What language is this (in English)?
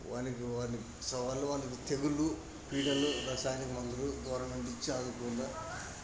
Telugu